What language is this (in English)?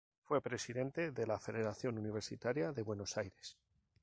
Spanish